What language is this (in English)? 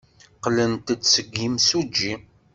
Kabyle